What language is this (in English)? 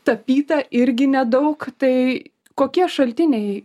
Lithuanian